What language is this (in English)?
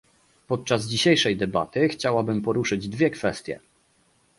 Polish